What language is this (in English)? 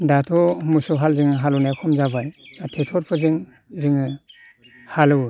Bodo